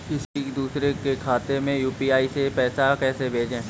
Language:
Hindi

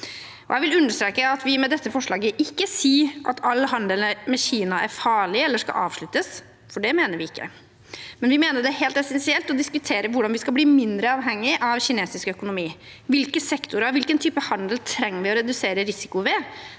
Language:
Norwegian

